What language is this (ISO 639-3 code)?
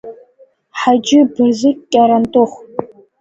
abk